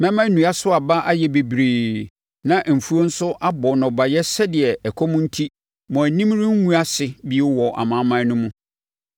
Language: Akan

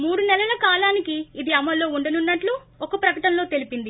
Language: Telugu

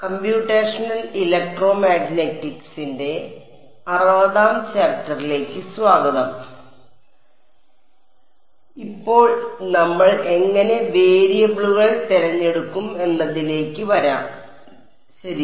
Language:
Malayalam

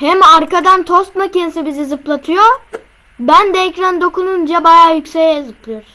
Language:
Turkish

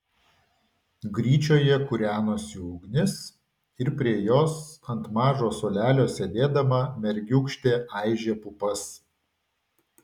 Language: Lithuanian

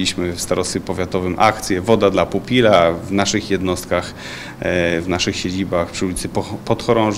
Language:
Polish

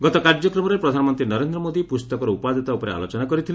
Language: Odia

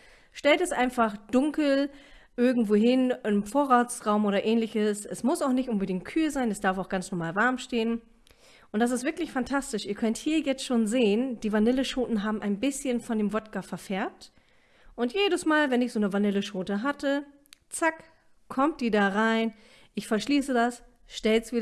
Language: German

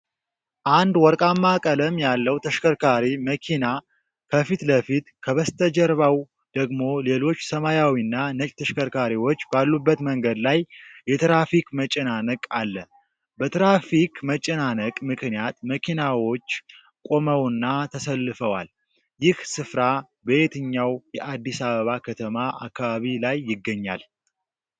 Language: Amharic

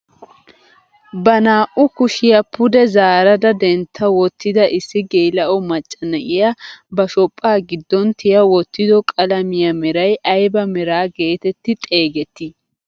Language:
Wolaytta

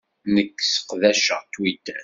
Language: Kabyle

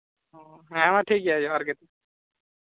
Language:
Santali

